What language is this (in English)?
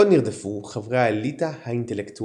Hebrew